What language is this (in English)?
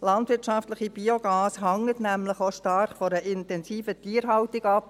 Swiss German